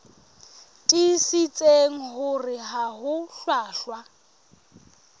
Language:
Southern Sotho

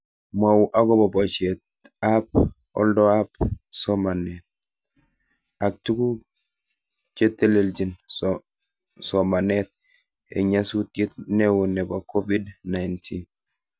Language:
Kalenjin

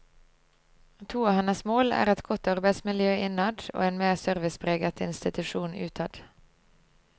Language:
Norwegian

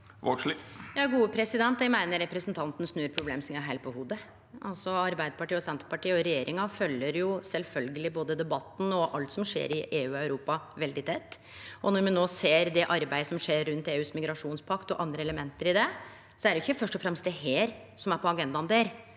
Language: Norwegian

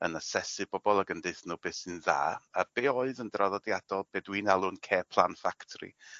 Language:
Welsh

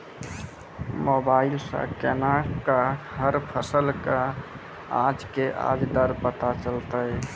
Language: Maithili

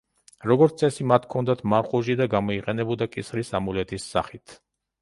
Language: Georgian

